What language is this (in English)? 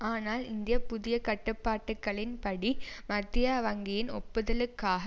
Tamil